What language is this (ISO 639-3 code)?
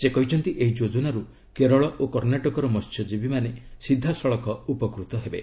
ori